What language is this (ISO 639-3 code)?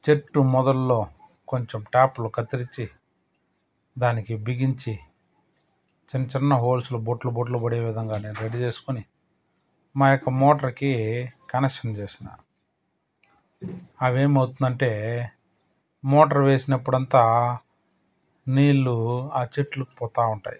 tel